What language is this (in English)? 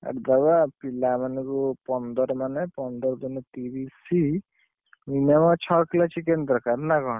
Odia